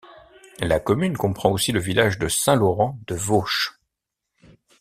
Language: French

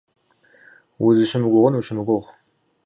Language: Kabardian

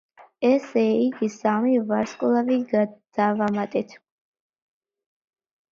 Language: Georgian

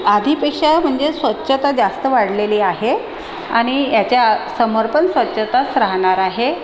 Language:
Marathi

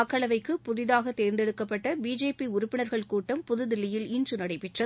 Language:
Tamil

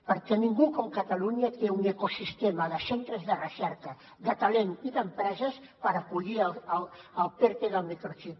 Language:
Catalan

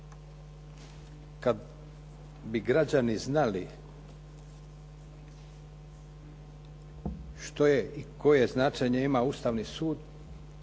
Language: Croatian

